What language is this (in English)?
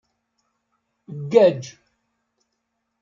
Kabyle